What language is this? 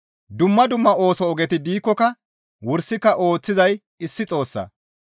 Gamo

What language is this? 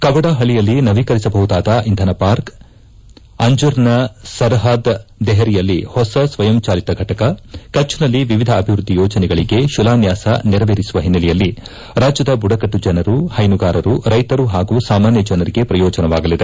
Kannada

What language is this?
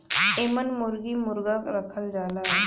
Bhojpuri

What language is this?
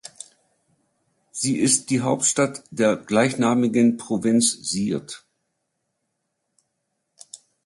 German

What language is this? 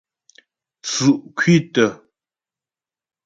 Ghomala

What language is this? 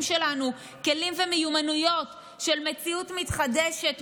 Hebrew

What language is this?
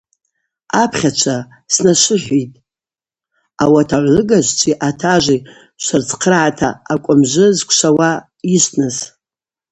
Abaza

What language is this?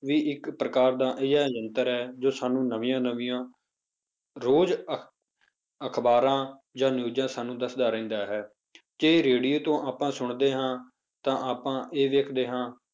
Punjabi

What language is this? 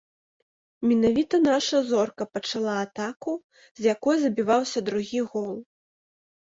Belarusian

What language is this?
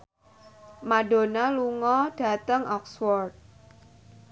Javanese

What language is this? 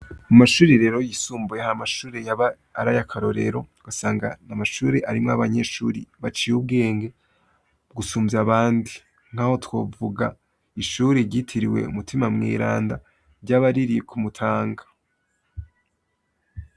Rundi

